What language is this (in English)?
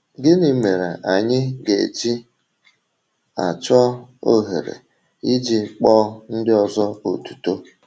Igbo